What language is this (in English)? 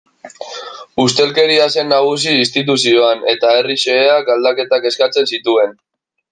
Basque